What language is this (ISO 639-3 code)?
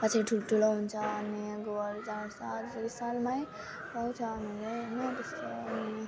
nep